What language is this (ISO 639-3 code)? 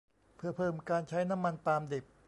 tha